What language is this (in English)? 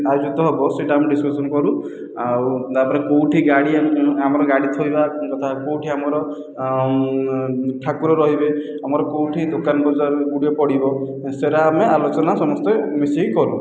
Odia